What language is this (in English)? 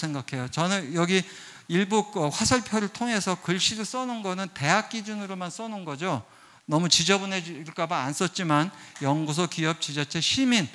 Korean